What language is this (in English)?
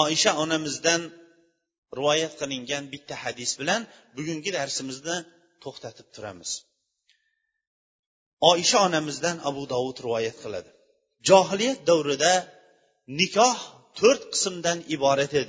Bulgarian